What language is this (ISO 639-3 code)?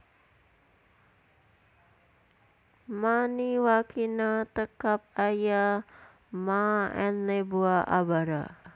jav